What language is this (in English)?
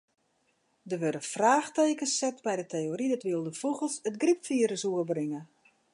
Western Frisian